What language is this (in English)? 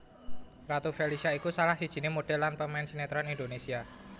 Javanese